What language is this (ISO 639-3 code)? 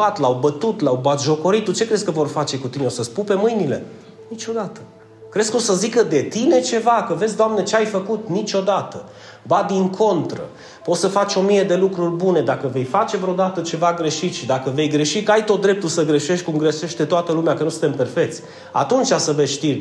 ron